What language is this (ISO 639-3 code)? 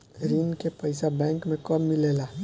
bho